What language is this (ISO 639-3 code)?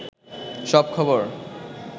ben